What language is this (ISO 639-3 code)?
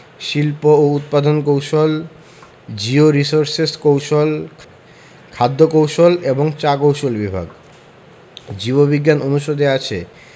ben